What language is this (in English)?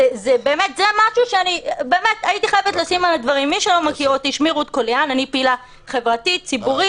Hebrew